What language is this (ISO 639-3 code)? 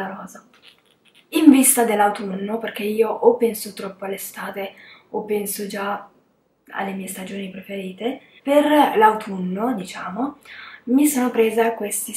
ita